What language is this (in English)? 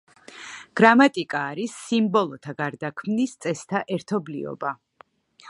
Georgian